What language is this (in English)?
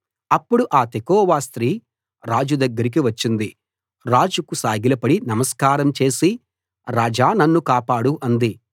Telugu